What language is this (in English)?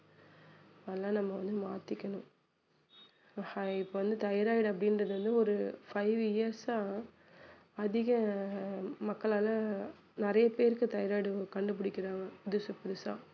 Tamil